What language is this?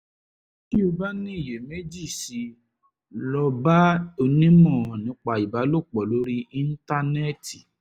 Yoruba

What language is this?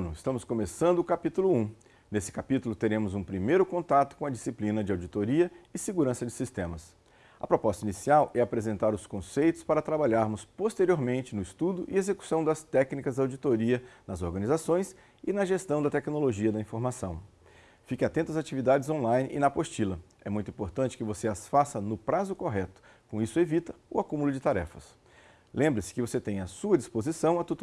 Portuguese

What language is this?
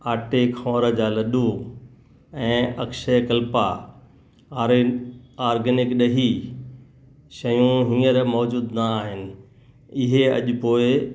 Sindhi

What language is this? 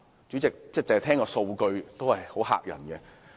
Cantonese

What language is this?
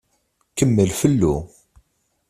Kabyle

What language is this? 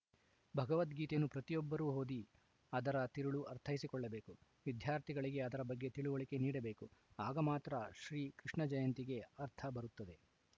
Kannada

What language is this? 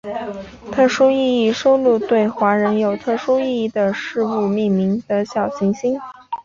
Chinese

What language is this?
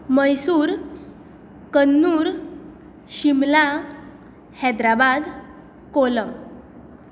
Konkani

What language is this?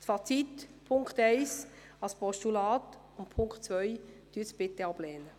Swiss German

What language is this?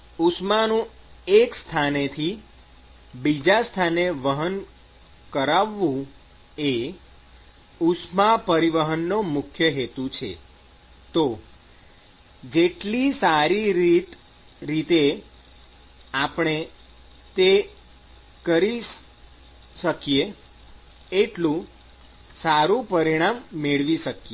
Gujarati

